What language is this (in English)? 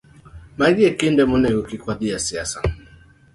Luo (Kenya and Tanzania)